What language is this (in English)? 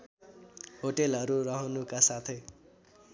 Nepali